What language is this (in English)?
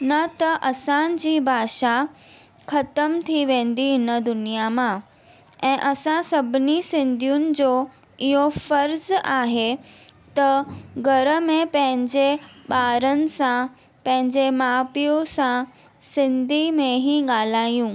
Sindhi